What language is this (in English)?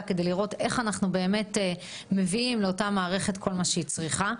Hebrew